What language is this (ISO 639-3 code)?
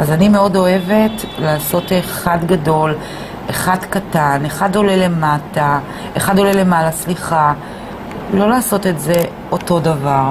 heb